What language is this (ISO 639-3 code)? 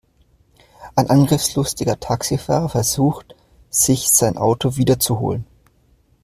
deu